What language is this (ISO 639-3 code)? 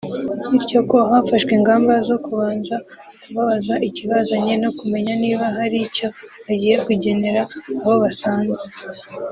kin